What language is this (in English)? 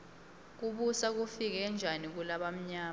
Swati